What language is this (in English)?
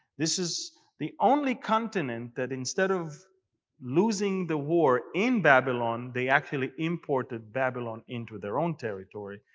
English